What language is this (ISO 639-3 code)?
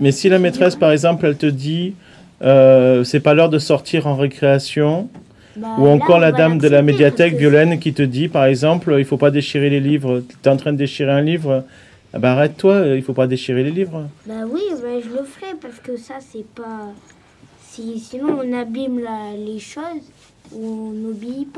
fra